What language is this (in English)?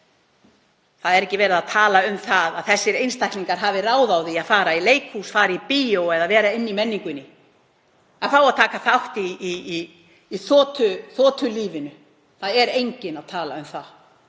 Icelandic